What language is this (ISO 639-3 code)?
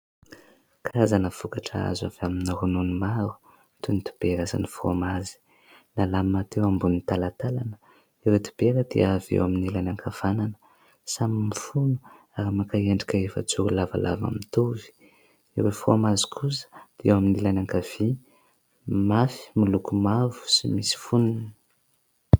mlg